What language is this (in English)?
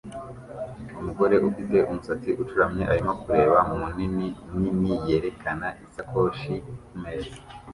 Kinyarwanda